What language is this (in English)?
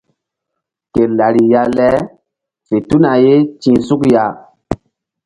Mbum